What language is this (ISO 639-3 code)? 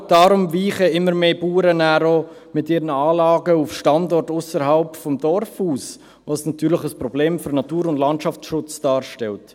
gsw